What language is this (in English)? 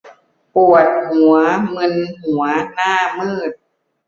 Thai